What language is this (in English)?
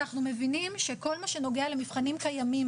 Hebrew